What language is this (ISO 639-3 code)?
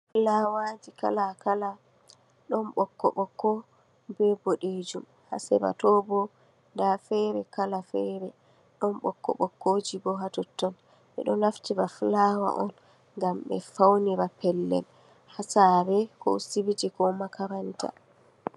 ful